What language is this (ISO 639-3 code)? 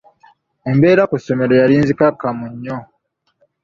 lug